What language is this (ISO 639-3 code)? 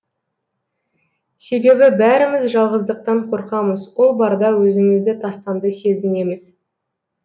kaz